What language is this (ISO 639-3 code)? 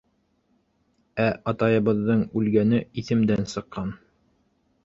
bak